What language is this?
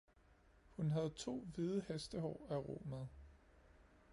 Danish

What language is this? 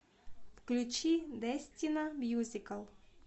Russian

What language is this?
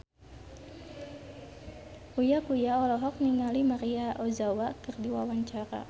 Sundanese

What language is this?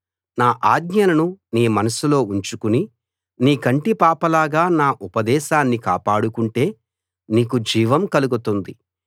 Telugu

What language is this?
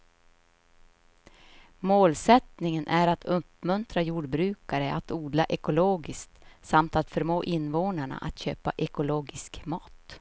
Swedish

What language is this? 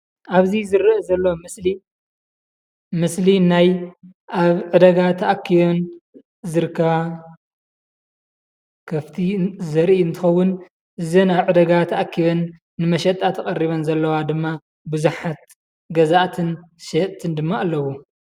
Tigrinya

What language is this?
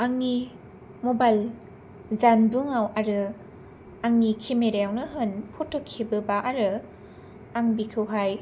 Bodo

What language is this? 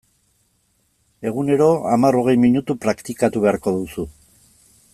Basque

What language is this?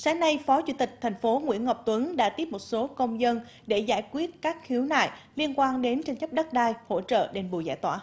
Vietnamese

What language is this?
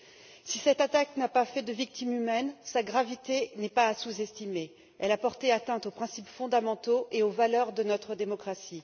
French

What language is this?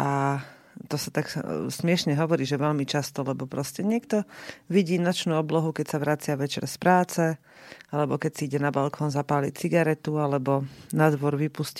Slovak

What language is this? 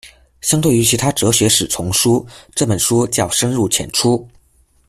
Chinese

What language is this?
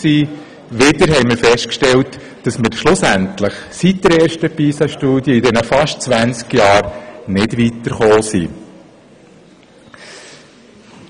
Swiss German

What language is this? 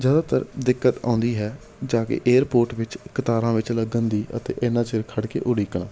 Punjabi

